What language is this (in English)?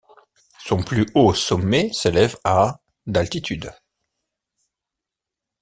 French